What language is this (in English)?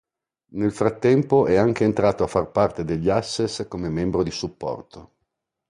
Italian